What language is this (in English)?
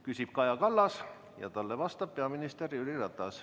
Estonian